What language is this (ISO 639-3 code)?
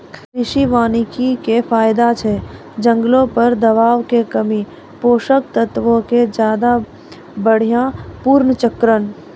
mai